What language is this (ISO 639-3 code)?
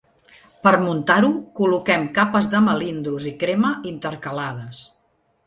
cat